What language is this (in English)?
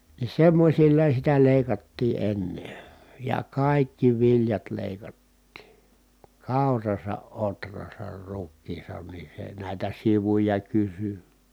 Finnish